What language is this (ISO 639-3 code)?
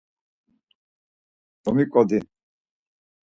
lzz